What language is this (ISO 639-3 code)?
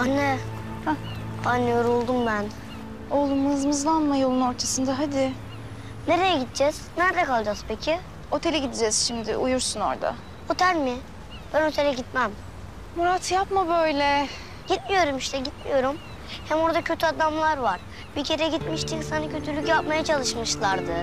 tur